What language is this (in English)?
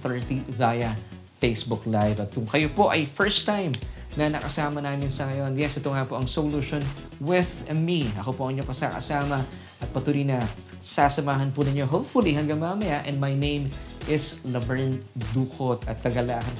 Filipino